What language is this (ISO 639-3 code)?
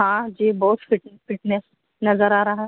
urd